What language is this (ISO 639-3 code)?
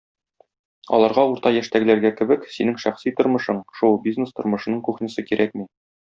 tat